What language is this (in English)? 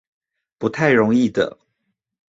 Chinese